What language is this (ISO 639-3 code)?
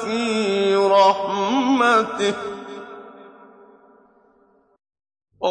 ara